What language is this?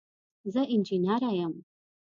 Pashto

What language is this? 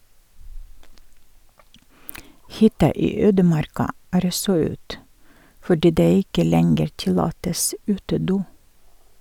Norwegian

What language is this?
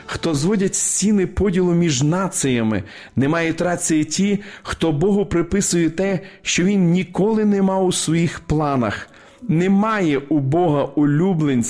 Ukrainian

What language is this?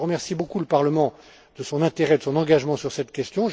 French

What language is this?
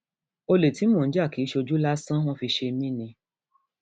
Yoruba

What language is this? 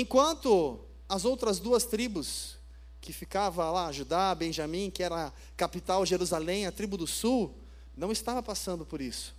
Portuguese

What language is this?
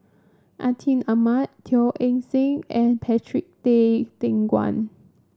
English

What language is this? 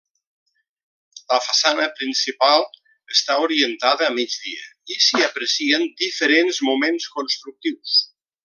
Catalan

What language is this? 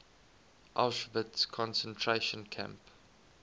English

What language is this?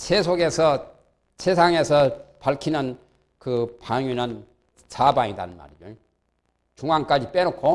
Korean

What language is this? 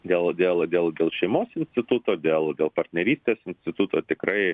Lithuanian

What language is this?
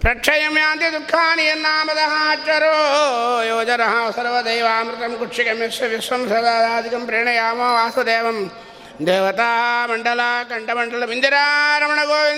Kannada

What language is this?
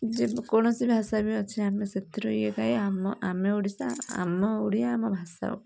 Odia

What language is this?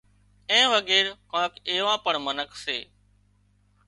Wadiyara Koli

